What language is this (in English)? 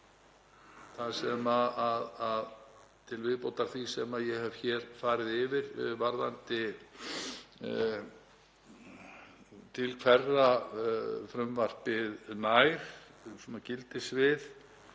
Icelandic